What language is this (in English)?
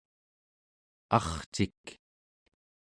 Central Yupik